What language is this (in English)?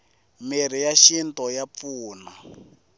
Tsonga